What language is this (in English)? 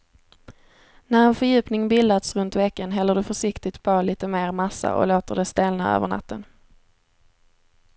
Swedish